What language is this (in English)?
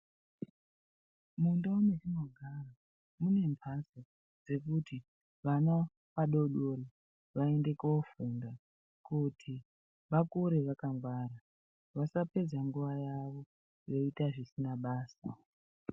Ndau